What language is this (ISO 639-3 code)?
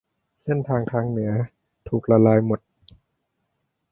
tha